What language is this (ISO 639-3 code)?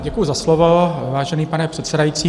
ces